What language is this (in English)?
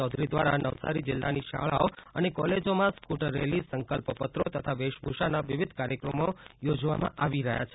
Gujarati